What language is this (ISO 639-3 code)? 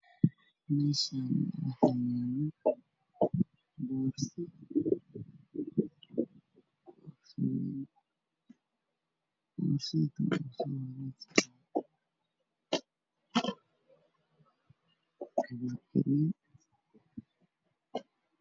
som